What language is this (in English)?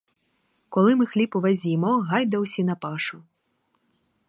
Ukrainian